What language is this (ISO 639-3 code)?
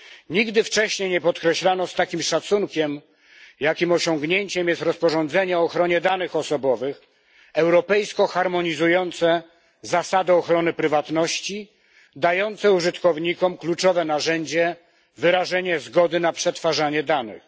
pol